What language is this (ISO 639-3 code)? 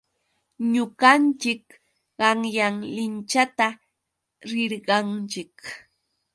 qux